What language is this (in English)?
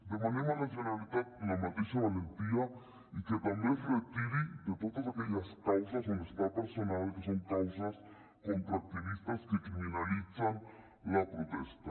Catalan